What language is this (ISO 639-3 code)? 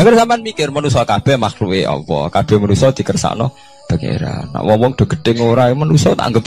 ind